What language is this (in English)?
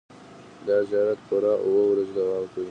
Pashto